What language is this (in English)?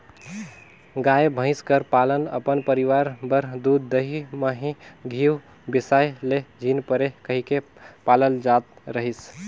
Chhattisgarhi